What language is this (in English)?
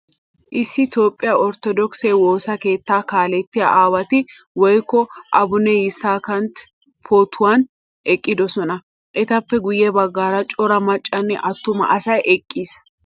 Wolaytta